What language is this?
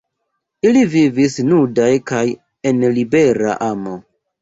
Esperanto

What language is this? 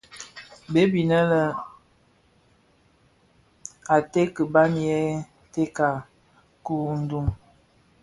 Bafia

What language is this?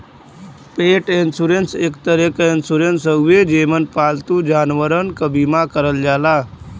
Bhojpuri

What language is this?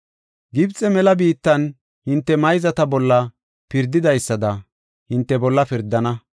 Gofa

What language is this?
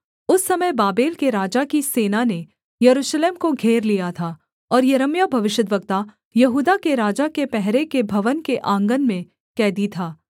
Hindi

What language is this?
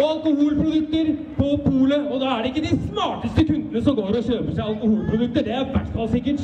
Norwegian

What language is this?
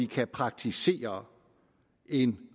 Danish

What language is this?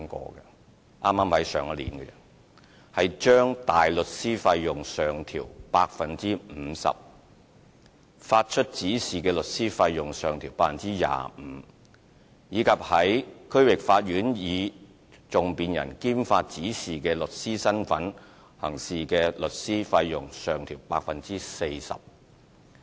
Cantonese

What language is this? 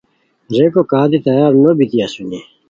Khowar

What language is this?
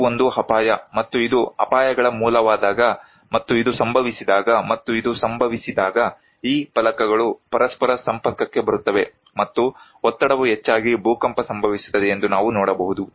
Kannada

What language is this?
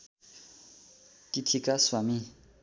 Nepali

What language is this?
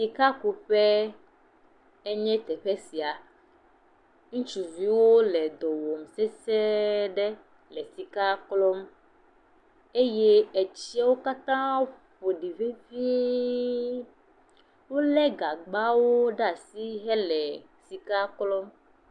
Ewe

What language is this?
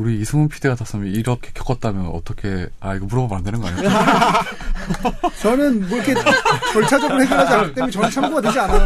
Korean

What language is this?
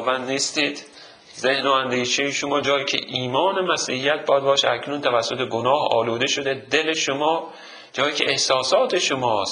Persian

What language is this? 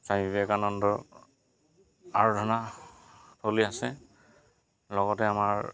Assamese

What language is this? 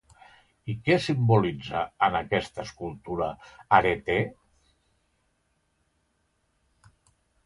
Catalan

